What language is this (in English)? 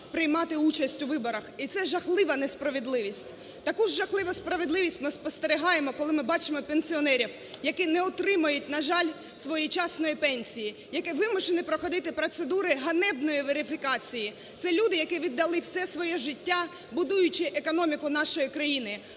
Ukrainian